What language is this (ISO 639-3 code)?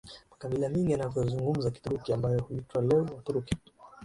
swa